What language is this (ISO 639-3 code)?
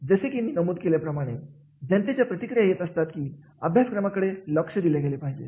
mar